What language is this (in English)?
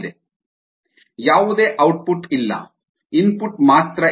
Kannada